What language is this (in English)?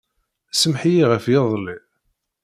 Kabyle